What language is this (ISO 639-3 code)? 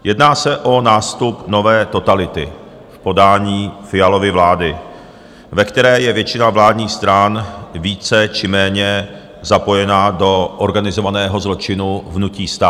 ces